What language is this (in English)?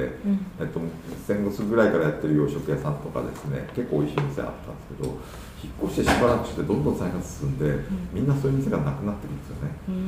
Japanese